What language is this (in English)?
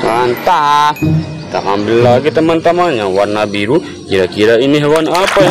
Indonesian